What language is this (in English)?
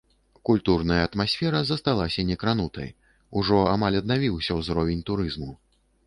Belarusian